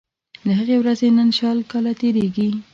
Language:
Pashto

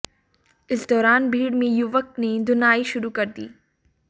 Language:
Hindi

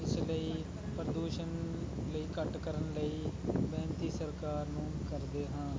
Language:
Punjabi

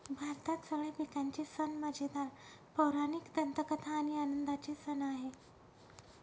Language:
Marathi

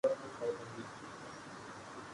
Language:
Urdu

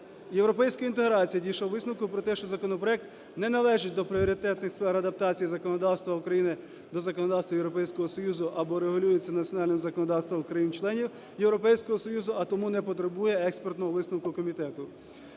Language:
Ukrainian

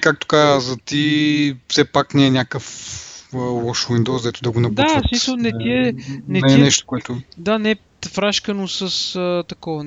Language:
Bulgarian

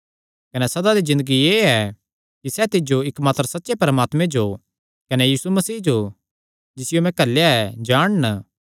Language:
Kangri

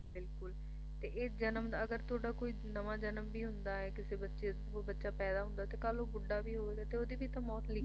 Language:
Punjabi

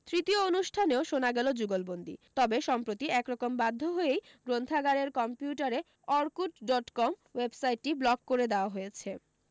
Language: Bangla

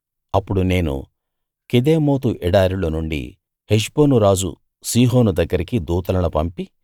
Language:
Telugu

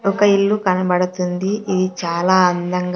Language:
Telugu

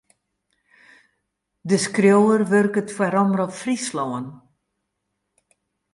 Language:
Western Frisian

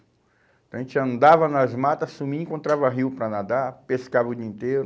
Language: Portuguese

